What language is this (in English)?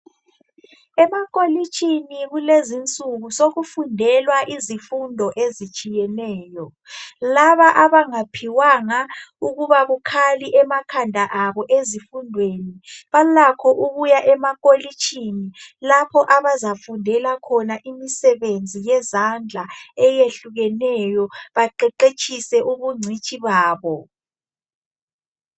North Ndebele